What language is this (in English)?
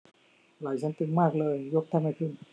Thai